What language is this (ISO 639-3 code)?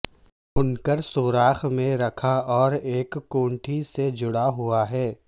urd